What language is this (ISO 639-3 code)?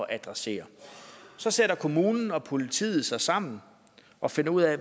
dan